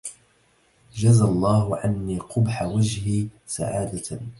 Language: Arabic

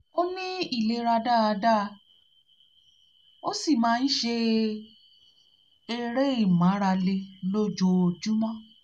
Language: Yoruba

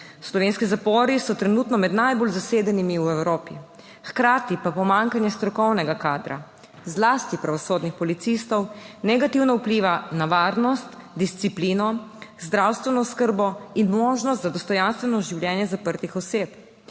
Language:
Slovenian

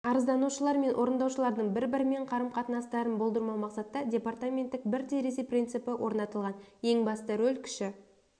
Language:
Kazakh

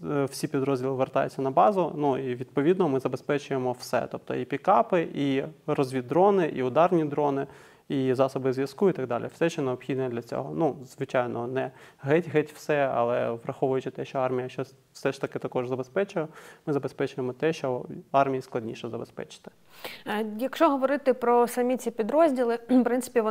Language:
Ukrainian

